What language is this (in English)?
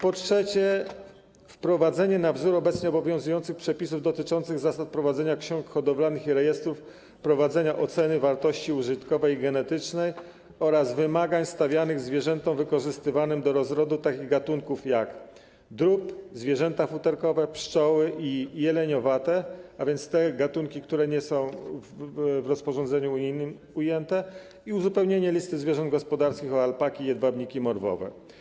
Polish